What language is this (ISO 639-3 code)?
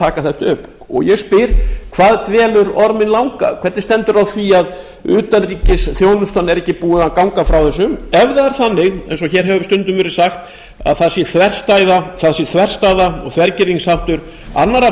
isl